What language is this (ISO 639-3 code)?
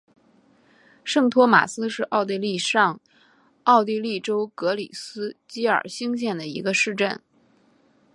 zho